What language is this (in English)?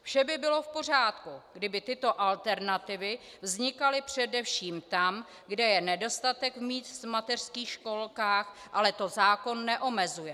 Czech